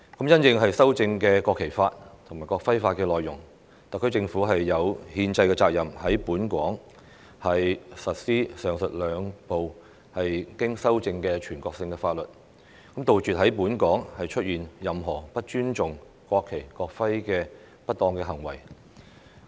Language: Cantonese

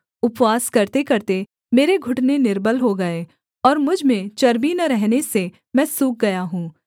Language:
Hindi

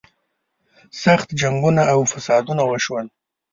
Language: Pashto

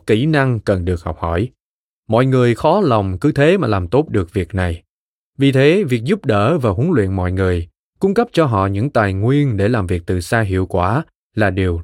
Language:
Vietnamese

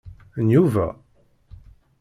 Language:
Kabyle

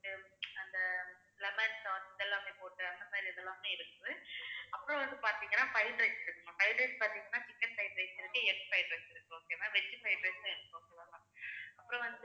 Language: Tamil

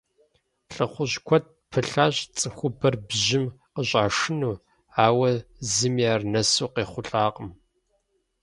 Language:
Kabardian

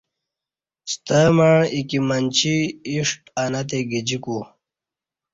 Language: Kati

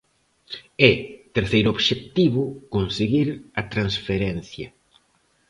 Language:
Galician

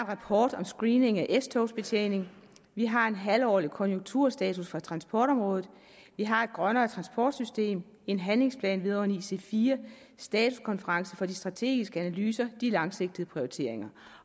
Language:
Danish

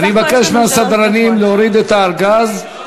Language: Hebrew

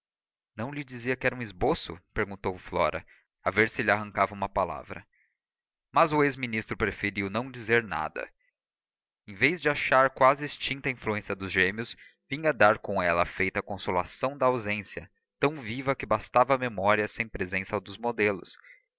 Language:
Portuguese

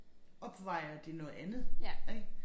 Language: Danish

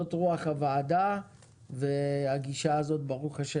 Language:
Hebrew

